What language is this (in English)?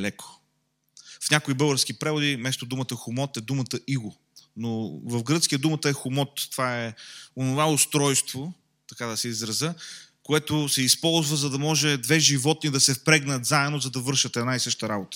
Bulgarian